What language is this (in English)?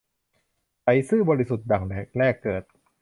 Thai